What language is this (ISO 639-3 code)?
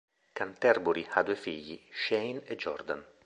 ita